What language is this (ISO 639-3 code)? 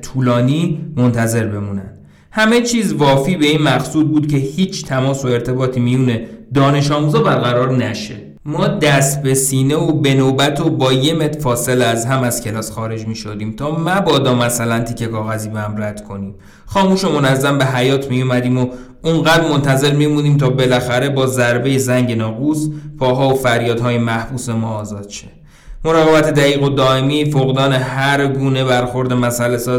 fas